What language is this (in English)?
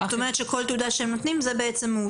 Hebrew